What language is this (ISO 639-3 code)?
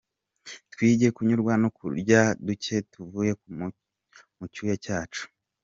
kin